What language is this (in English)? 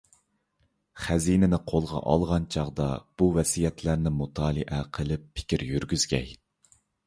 Uyghur